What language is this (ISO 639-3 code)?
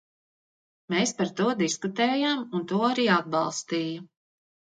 lav